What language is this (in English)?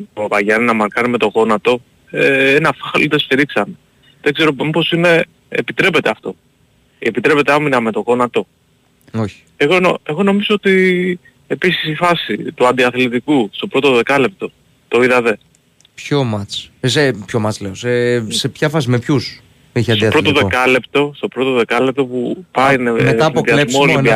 Greek